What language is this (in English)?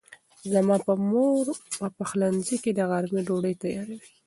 Pashto